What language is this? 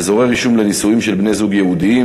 Hebrew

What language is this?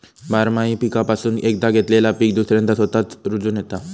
Marathi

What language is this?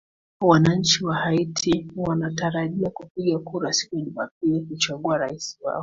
Swahili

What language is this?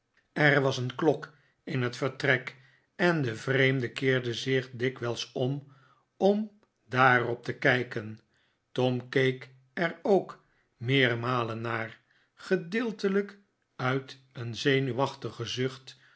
Dutch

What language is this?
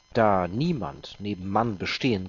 German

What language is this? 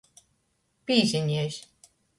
Latgalian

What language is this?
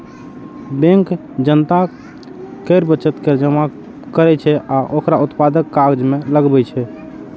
Maithili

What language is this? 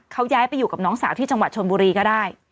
Thai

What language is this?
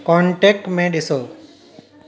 Sindhi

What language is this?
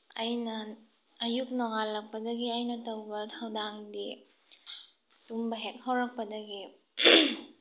Manipuri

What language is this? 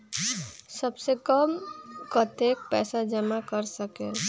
Magahi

